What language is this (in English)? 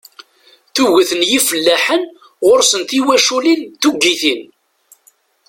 Kabyle